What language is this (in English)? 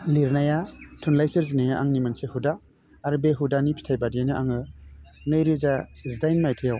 Bodo